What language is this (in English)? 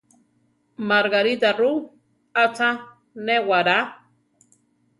Central Tarahumara